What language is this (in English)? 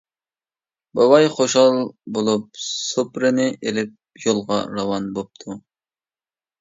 Uyghur